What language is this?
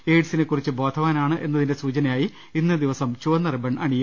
Malayalam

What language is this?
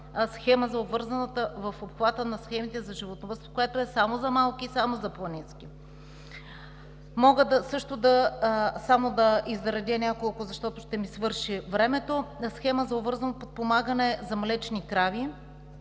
Bulgarian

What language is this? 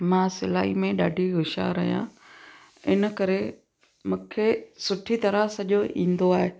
Sindhi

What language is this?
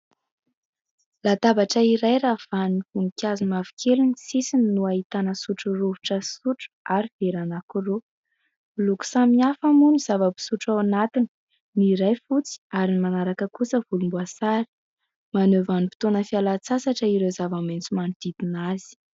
Malagasy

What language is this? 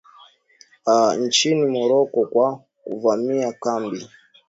Swahili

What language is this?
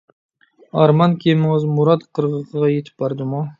Uyghur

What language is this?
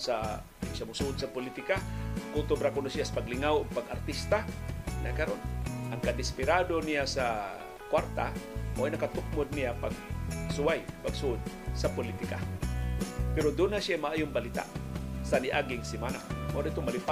Filipino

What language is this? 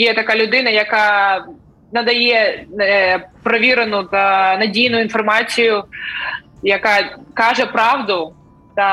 Ukrainian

